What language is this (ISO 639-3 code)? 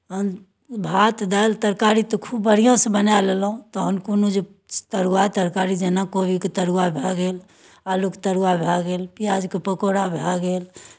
mai